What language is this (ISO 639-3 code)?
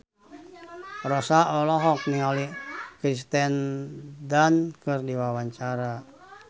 sun